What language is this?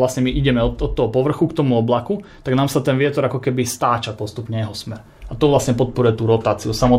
Slovak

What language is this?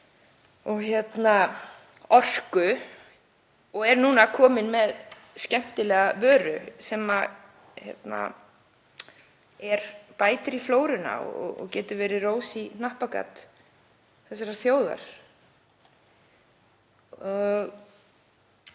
Icelandic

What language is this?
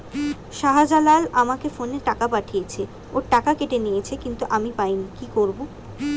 Bangla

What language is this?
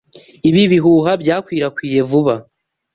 Kinyarwanda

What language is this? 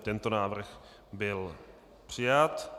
Czech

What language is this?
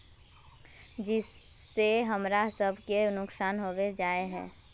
Magahi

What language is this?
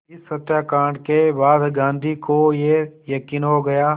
Hindi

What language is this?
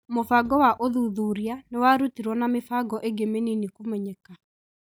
Kikuyu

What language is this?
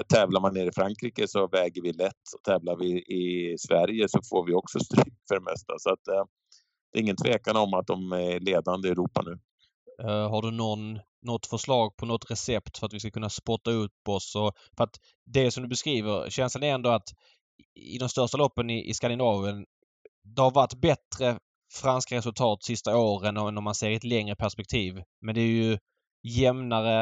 Swedish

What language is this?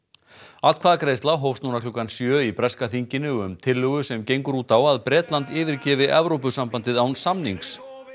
Icelandic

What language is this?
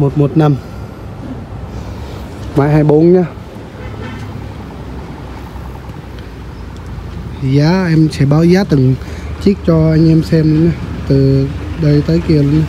Vietnamese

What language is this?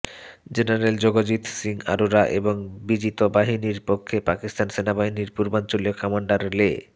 Bangla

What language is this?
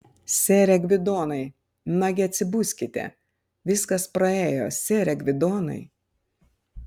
Lithuanian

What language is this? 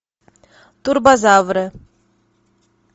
Russian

